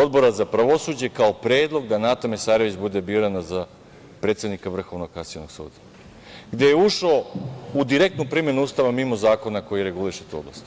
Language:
Serbian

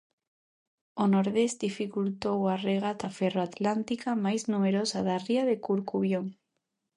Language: Galician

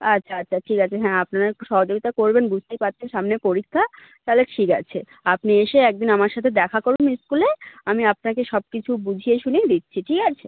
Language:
Bangla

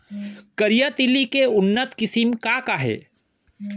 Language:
Chhattisgarhi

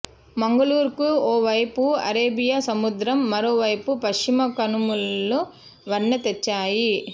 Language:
Telugu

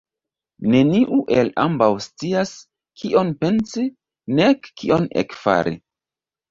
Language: Esperanto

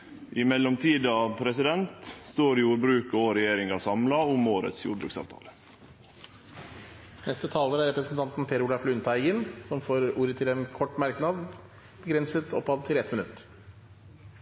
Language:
Norwegian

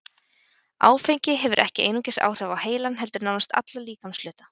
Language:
Icelandic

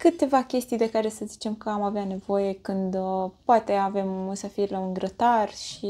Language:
Romanian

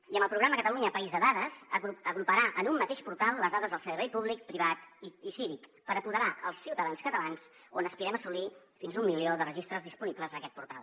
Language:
Catalan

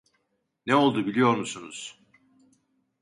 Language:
Turkish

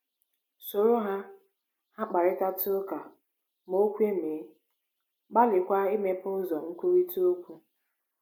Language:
Igbo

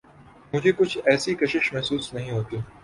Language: Urdu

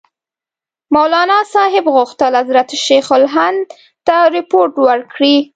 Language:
Pashto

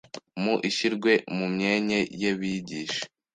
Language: Kinyarwanda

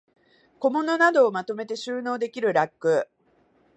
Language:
Japanese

